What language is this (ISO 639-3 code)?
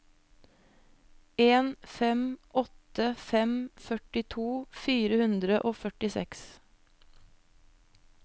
nor